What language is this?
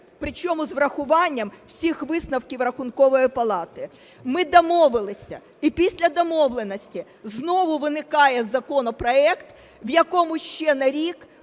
Ukrainian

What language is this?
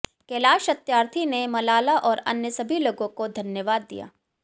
Hindi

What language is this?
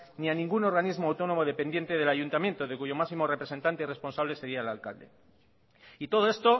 Spanish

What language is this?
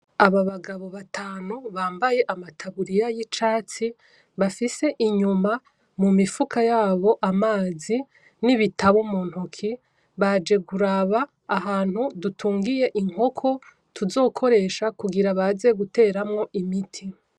Rundi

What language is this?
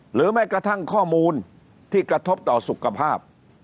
Thai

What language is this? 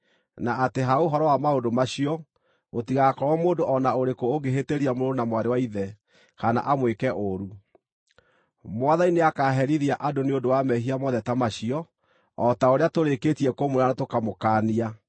Kikuyu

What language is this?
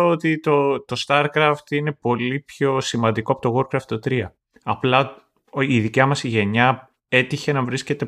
Greek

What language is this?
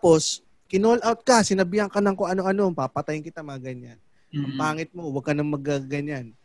Filipino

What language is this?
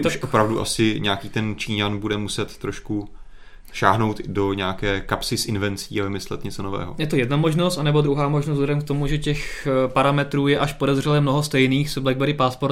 Czech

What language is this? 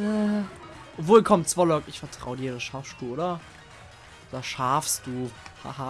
German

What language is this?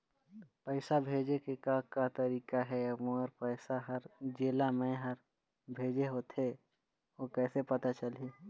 Chhattisgarhi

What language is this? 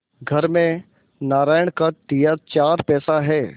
Hindi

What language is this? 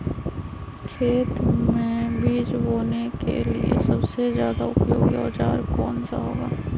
Magahi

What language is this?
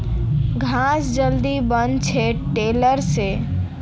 Magahi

